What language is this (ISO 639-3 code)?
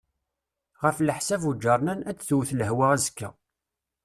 kab